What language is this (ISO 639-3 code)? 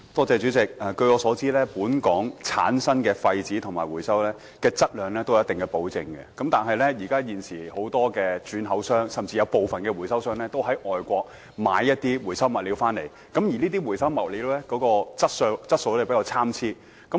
yue